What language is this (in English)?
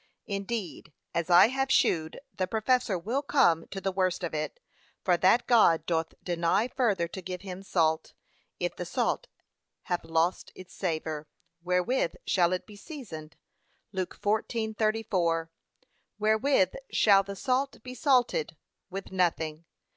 English